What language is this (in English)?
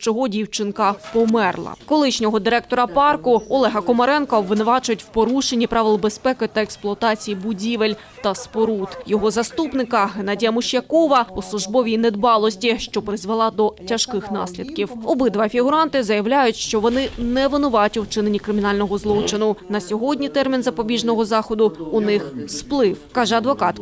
Ukrainian